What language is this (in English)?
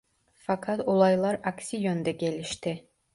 Turkish